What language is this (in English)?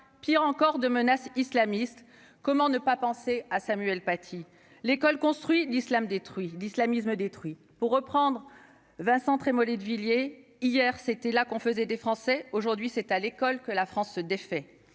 French